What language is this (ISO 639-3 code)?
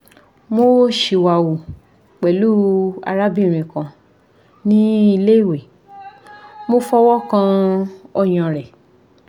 yor